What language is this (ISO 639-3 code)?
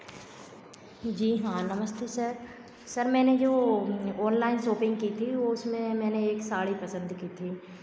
hin